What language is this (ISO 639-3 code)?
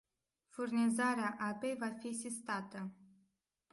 ron